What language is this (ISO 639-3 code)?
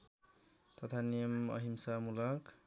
nep